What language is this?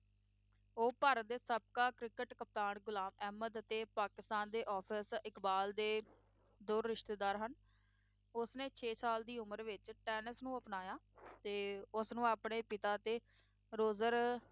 Punjabi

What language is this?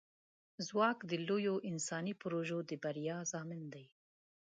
Pashto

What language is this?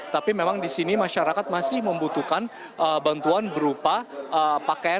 Indonesian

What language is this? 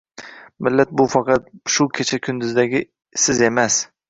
Uzbek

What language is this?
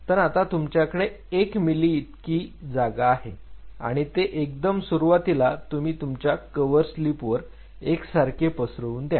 Marathi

